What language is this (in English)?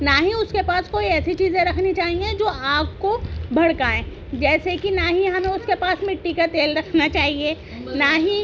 Urdu